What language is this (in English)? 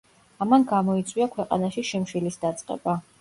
Georgian